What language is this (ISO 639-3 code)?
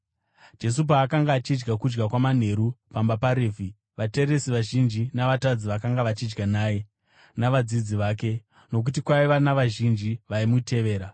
sna